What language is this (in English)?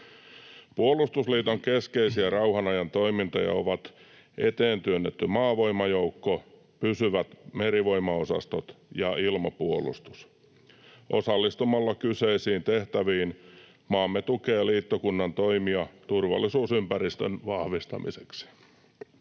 Finnish